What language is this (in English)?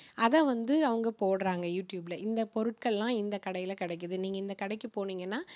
Tamil